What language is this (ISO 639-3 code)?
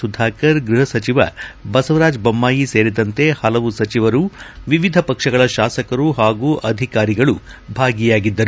kan